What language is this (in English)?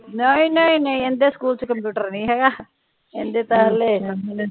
Punjabi